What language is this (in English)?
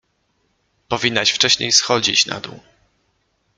Polish